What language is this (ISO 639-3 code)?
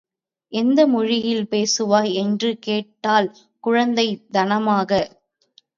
tam